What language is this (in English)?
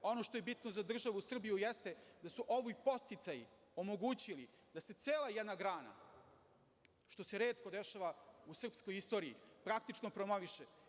Serbian